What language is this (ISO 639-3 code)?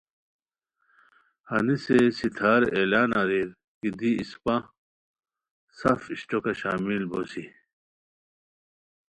khw